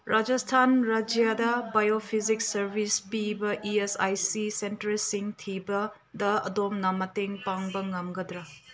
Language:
Manipuri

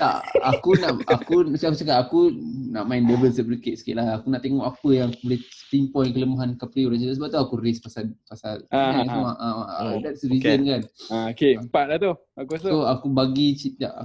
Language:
Malay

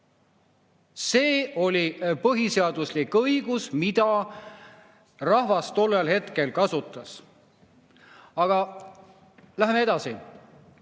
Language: Estonian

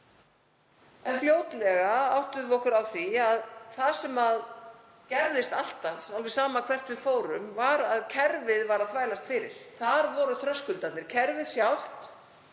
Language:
Icelandic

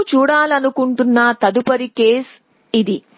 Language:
Telugu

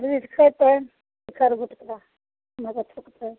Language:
Maithili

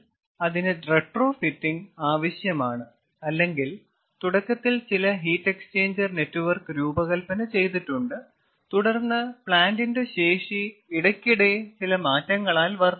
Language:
Malayalam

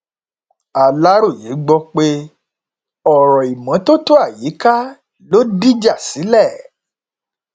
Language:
Yoruba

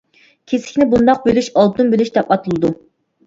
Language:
Uyghur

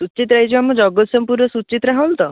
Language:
Odia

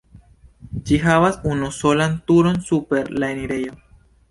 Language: Esperanto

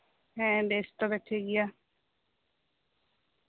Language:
Santali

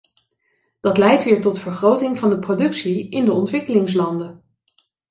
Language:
Dutch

